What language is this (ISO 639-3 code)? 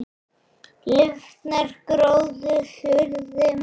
isl